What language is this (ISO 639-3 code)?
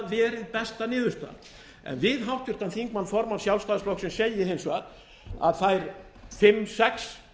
isl